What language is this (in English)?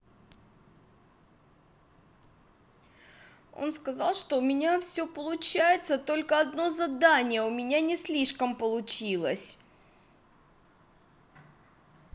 Russian